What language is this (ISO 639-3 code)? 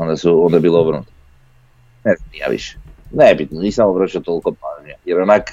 hrv